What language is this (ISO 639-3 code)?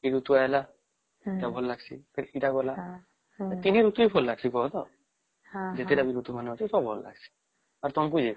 ori